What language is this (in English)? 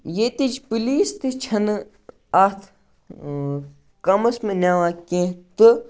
Kashmiri